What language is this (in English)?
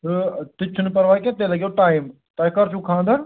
Kashmiri